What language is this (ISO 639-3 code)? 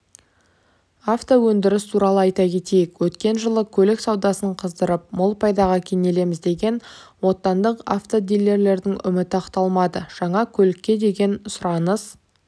kaz